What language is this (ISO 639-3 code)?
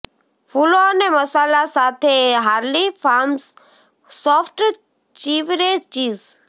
guj